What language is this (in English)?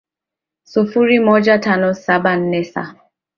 Swahili